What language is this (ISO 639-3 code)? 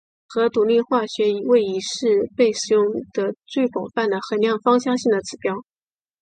zho